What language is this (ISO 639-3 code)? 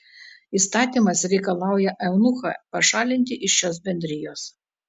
lit